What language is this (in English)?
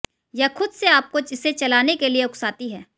Hindi